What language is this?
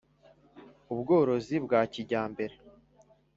Kinyarwanda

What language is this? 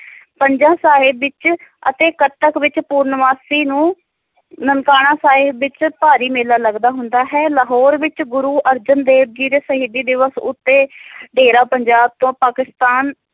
Punjabi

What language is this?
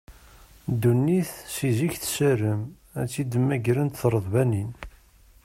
Kabyle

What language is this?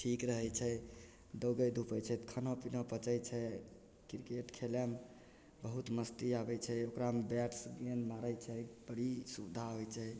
Maithili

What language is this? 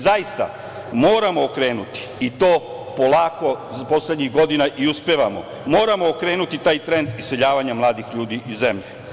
Serbian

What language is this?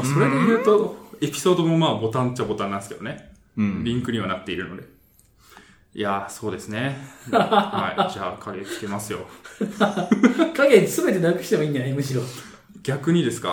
Japanese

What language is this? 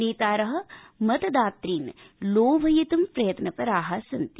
Sanskrit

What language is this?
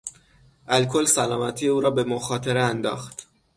Persian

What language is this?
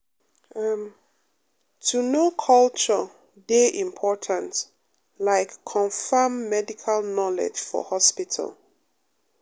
Nigerian Pidgin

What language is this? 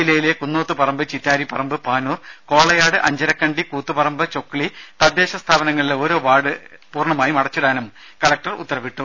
Malayalam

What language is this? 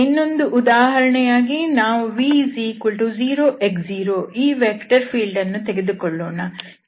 Kannada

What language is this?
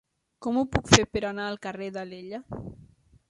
Catalan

